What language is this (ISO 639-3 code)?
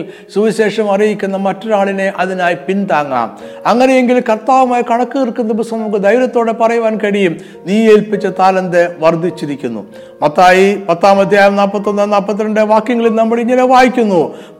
mal